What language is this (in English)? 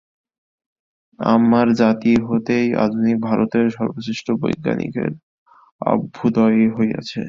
Bangla